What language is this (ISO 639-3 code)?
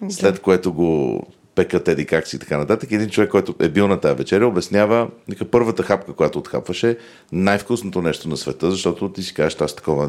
bul